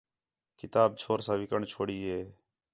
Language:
Khetrani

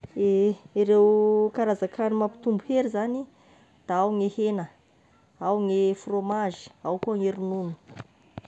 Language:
Tesaka Malagasy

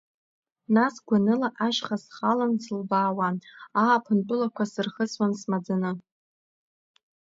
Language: Abkhazian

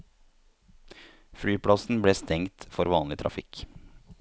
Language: Norwegian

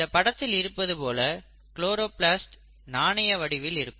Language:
Tamil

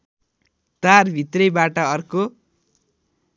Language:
Nepali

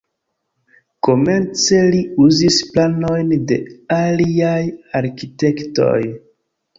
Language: Esperanto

